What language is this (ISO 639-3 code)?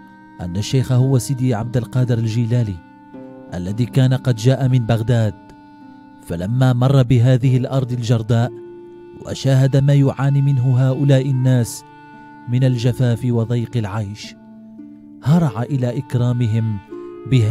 ara